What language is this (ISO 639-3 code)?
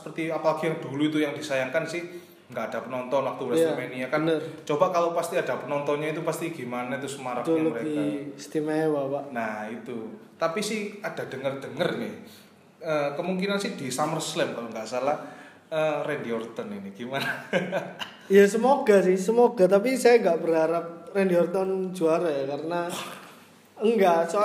ind